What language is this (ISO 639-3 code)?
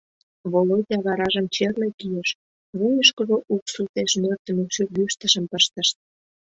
chm